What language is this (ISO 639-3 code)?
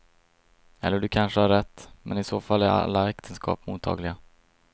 swe